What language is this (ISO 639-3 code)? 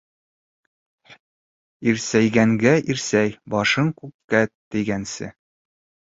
bak